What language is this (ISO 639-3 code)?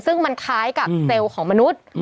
tha